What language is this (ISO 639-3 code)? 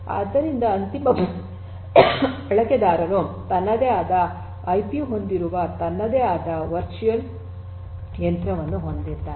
kan